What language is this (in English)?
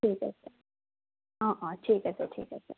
Assamese